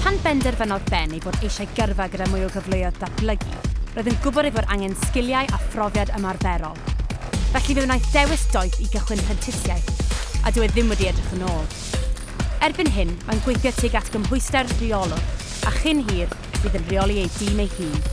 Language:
Welsh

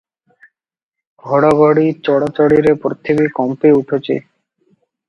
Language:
Odia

